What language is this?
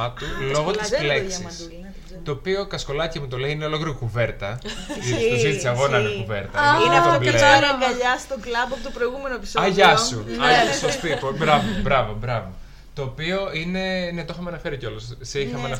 Greek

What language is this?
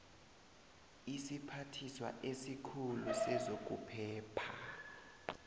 South Ndebele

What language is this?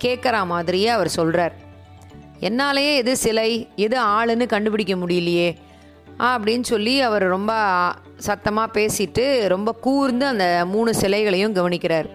Tamil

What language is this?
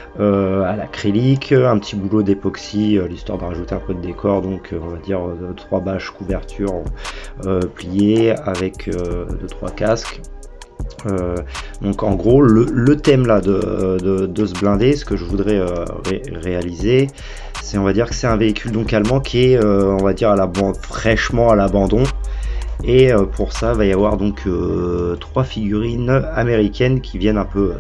French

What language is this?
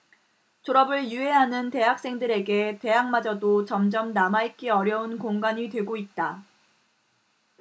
Korean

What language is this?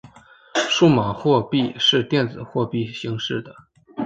Chinese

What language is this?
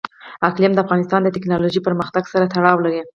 Pashto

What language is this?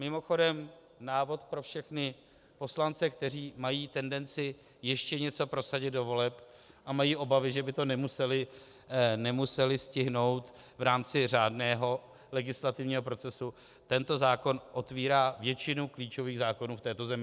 Czech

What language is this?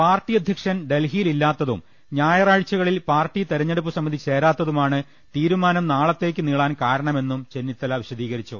Malayalam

